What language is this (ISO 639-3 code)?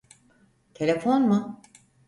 tur